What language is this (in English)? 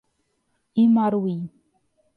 Portuguese